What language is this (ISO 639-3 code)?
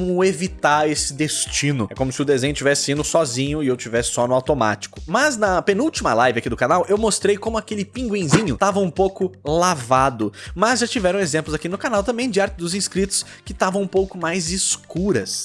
por